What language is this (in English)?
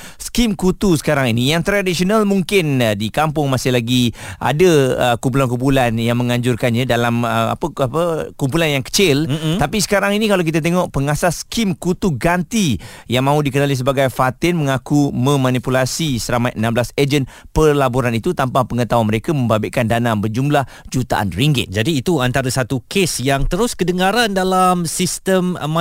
Malay